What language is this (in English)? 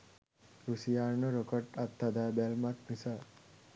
Sinhala